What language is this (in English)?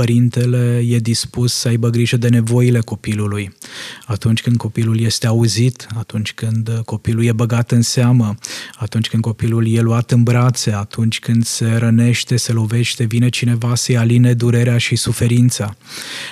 Romanian